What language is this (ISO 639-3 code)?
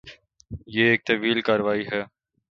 urd